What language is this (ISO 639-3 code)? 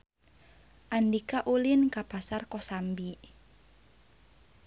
sun